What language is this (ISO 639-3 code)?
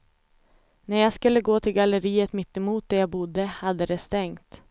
swe